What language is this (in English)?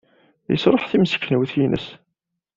Kabyle